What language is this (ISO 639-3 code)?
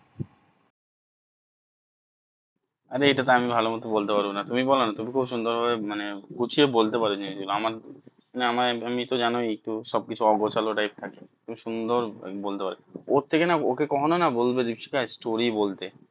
ben